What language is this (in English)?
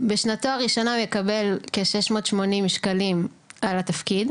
Hebrew